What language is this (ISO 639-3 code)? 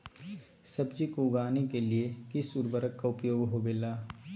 mag